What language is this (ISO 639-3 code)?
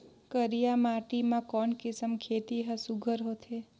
hne